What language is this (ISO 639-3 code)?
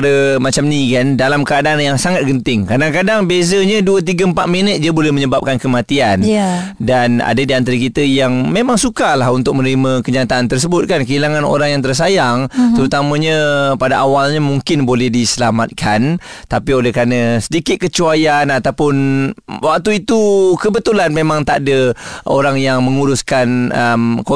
msa